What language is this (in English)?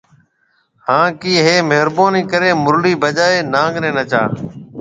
Marwari (Pakistan)